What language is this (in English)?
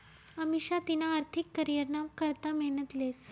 Marathi